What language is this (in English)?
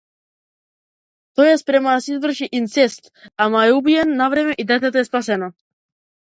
Macedonian